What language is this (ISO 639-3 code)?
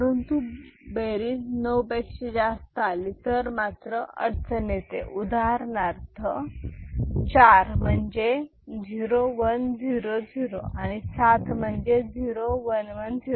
mar